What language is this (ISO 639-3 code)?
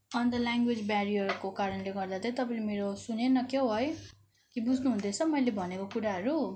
nep